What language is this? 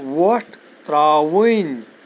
Kashmiri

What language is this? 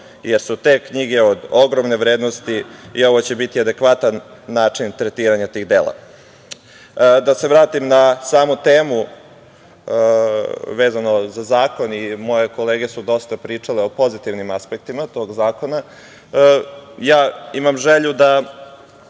Serbian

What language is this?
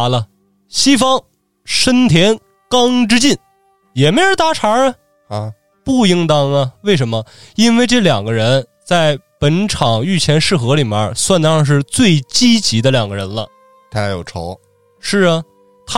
Chinese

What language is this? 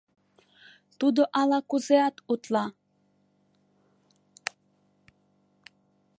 Mari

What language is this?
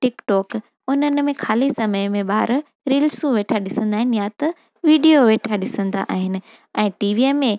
Sindhi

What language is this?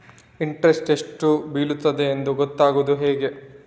Kannada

